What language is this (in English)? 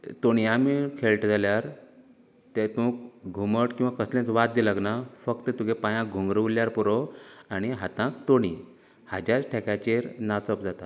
Konkani